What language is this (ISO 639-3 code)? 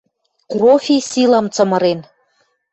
mrj